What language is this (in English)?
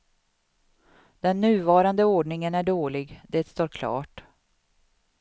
Swedish